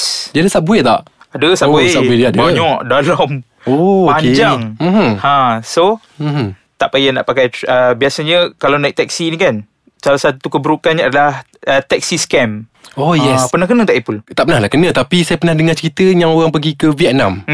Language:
Malay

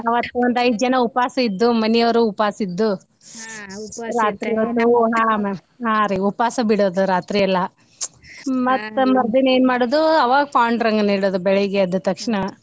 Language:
Kannada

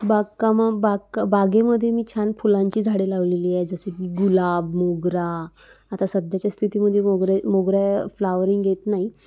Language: Marathi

